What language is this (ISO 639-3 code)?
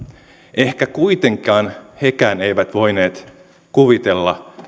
fin